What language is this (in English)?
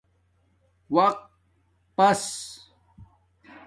Domaaki